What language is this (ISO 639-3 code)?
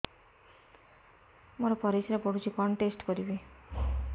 ori